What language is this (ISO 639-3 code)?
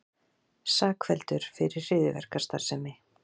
isl